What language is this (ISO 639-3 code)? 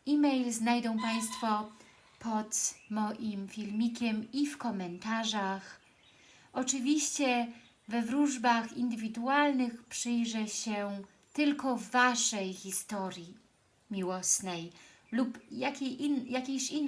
pol